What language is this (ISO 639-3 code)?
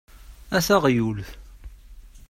kab